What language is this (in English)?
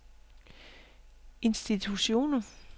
Danish